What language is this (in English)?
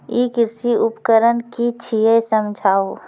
Maithili